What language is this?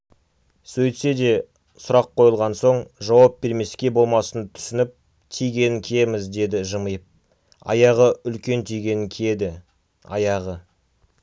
Kazakh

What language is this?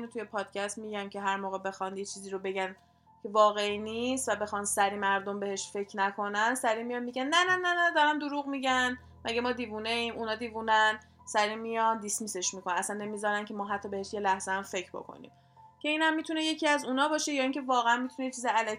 Persian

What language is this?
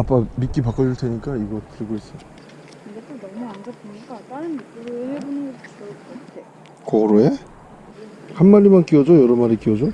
Korean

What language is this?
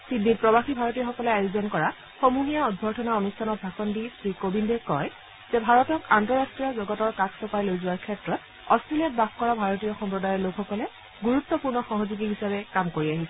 Assamese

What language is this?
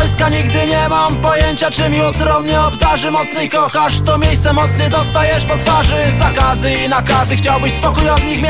Slovak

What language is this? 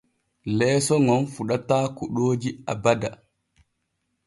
Borgu Fulfulde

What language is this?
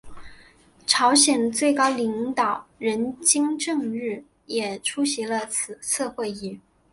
Chinese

